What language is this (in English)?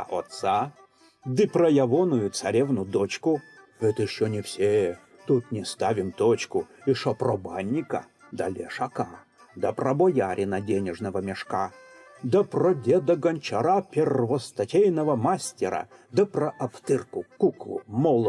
Russian